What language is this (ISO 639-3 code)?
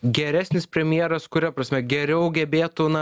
lit